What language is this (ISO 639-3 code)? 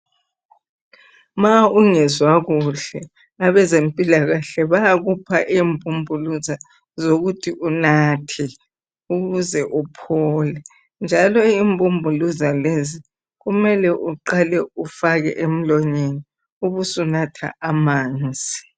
nde